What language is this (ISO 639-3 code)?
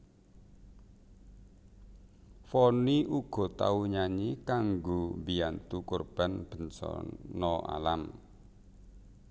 jav